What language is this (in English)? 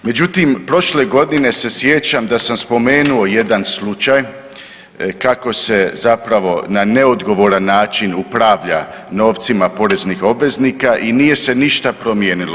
Croatian